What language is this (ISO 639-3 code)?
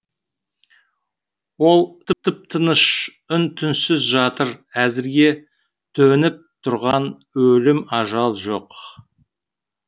kaz